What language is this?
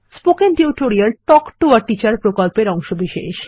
Bangla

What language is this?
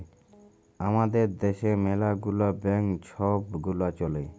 Bangla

